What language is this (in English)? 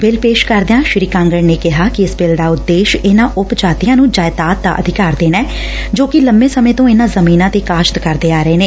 Punjabi